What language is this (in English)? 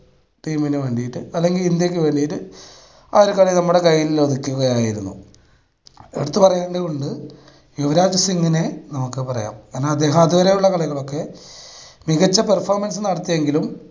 Malayalam